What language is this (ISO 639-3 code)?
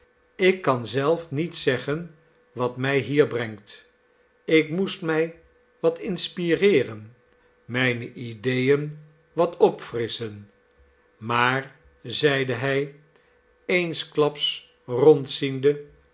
nld